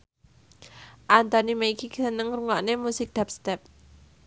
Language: Javanese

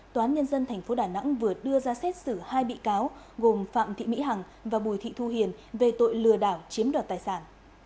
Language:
Vietnamese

